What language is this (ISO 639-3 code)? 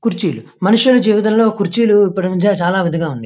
tel